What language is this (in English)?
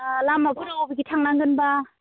Bodo